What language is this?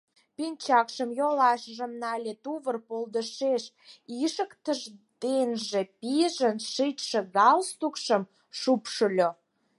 Mari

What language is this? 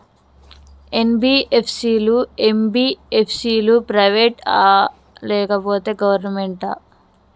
Telugu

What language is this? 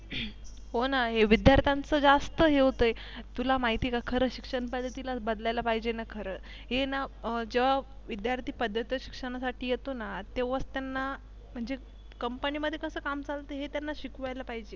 Marathi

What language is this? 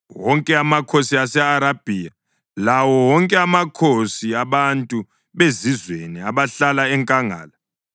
North Ndebele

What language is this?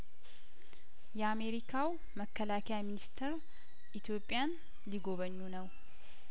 Amharic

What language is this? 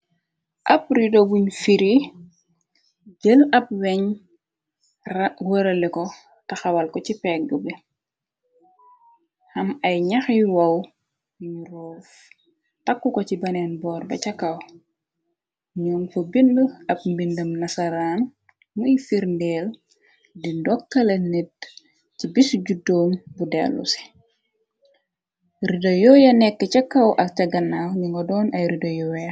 Wolof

